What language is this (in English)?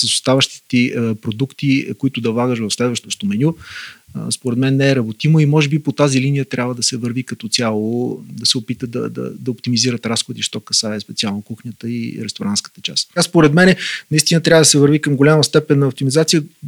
Bulgarian